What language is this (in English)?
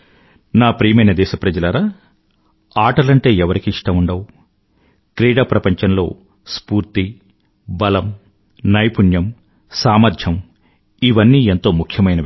Telugu